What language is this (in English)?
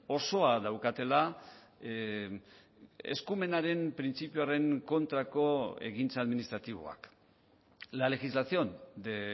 Basque